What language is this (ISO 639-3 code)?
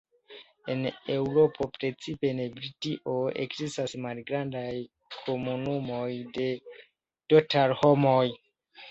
epo